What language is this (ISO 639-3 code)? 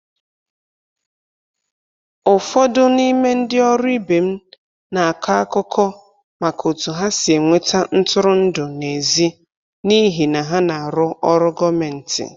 ibo